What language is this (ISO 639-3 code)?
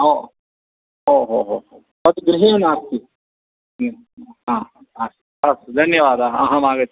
san